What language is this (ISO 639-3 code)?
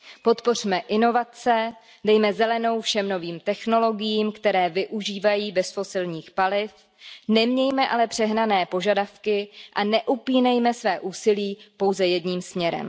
ces